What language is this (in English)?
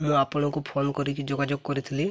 Odia